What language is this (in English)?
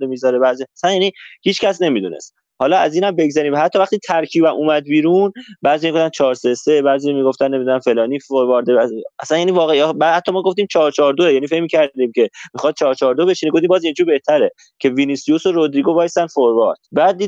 Persian